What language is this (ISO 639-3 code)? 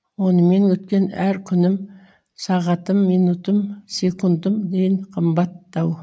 kaz